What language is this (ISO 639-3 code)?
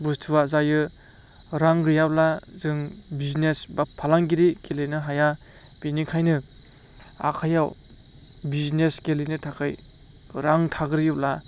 brx